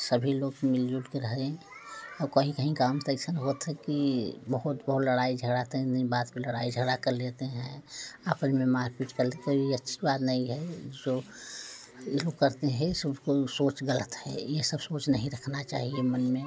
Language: Hindi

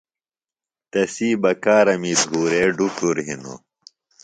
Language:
Phalura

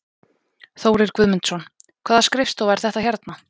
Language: Icelandic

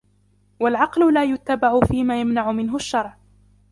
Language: Arabic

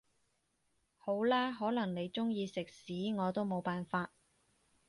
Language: Cantonese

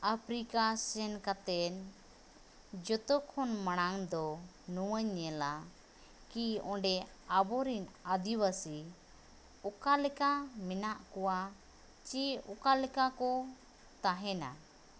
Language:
Santali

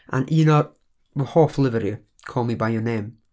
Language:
Welsh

